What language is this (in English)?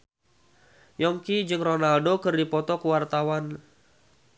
Sundanese